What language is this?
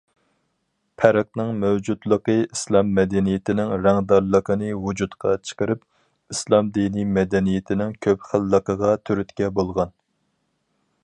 Uyghur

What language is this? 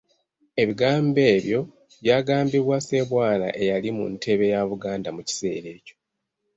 Ganda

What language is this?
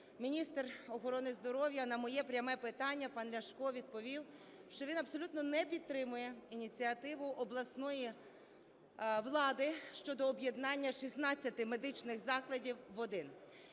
Ukrainian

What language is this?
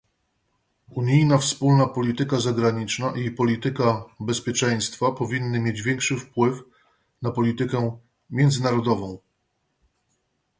Polish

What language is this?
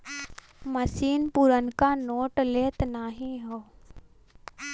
Bhojpuri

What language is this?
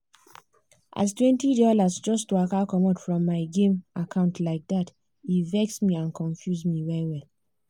Nigerian Pidgin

